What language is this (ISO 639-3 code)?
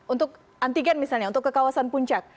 ind